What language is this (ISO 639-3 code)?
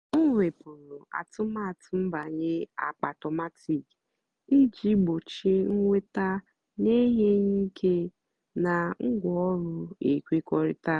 ibo